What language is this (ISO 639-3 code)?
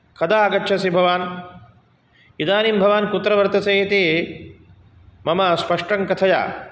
san